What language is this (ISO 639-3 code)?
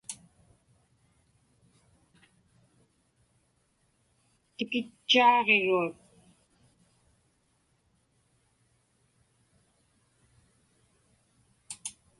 ipk